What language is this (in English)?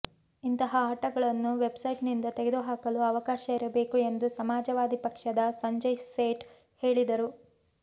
Kannada